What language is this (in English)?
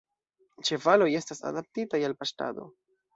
Esperanto